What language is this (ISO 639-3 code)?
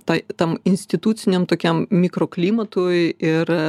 lit